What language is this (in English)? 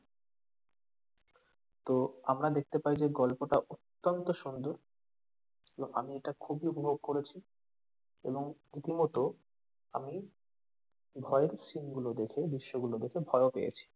Bangla